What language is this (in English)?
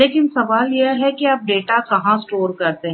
Hindi